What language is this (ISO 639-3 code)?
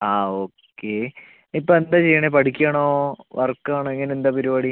mal